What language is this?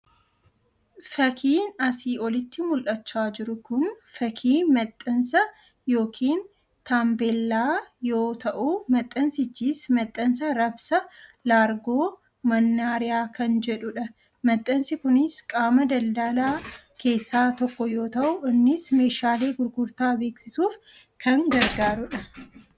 Oromo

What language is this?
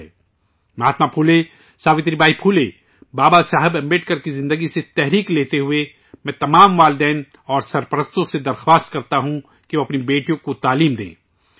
Urdu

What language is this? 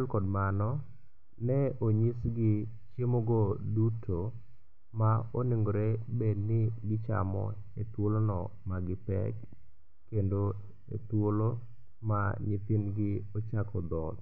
Luo (Kenya and Tanzania)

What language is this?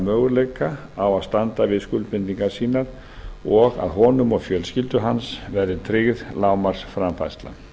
Icelandic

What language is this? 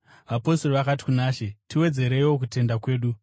Shona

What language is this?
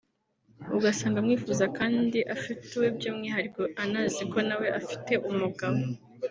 Kinyarwanda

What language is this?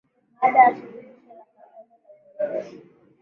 Swahili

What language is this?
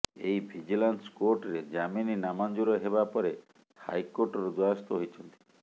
Odia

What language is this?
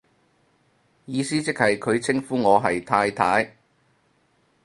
Cantonese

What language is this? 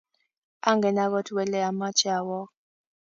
Kalenjin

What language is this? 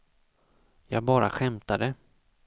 Swedish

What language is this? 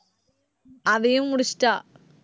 Tamil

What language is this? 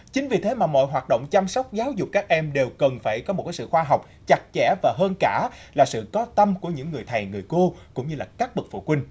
Vietnamese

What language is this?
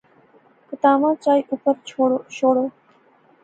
Pahari-Potwari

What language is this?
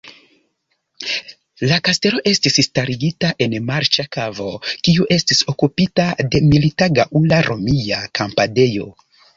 Esperanto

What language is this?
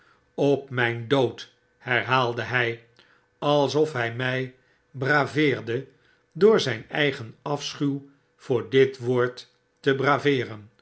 Dutch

